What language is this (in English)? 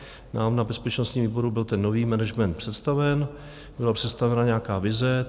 Czech